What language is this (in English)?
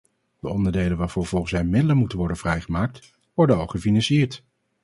Dutch